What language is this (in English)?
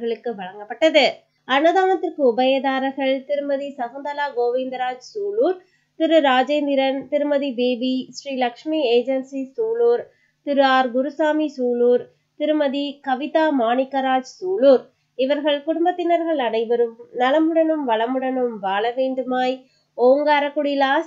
Tamil